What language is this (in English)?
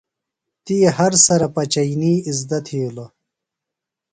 Phalura